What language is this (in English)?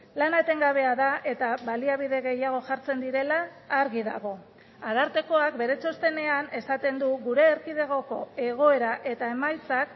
Basque